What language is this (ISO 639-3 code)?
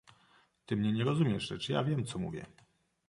pol